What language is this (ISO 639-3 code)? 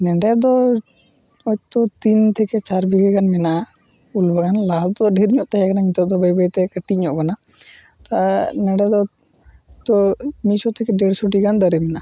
sat